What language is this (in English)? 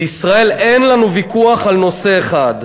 Hebrew